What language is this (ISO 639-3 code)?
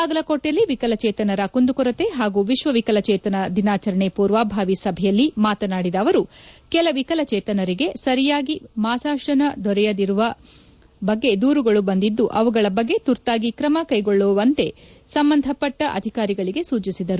kan